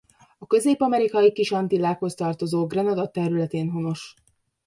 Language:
Hungarian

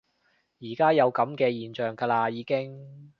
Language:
Cantonese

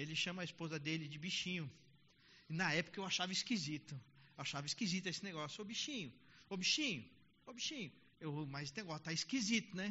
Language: Portuguese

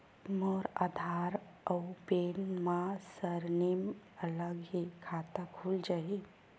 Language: Chhattisgarhi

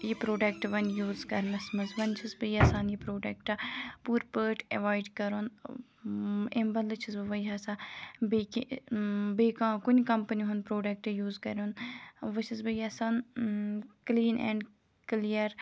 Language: Kashmiri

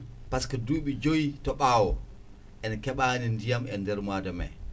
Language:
Fula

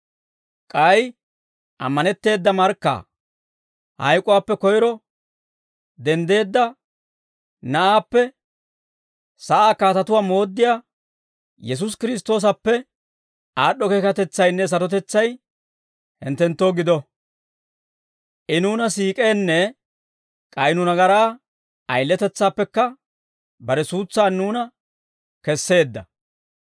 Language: Dawro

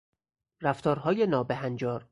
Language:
Persian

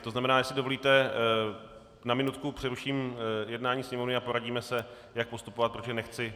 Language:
Czech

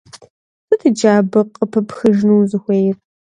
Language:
Kabardian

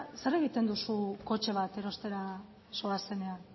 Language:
Basque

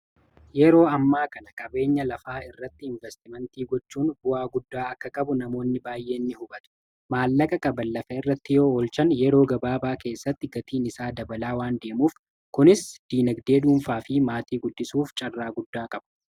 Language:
Oromo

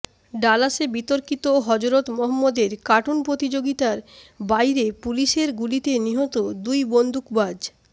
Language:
Bangla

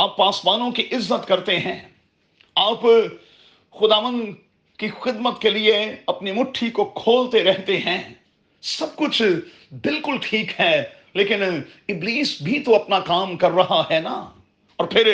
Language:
Urdu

